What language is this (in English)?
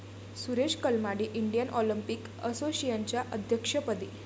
Marathi